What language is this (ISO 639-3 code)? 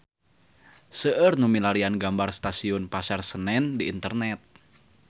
sun